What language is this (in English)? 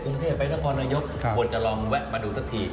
Thai